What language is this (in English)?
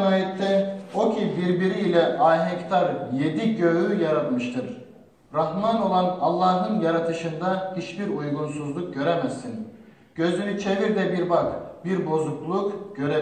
Turkish